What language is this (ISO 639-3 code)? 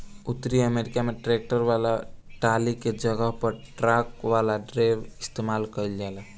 bho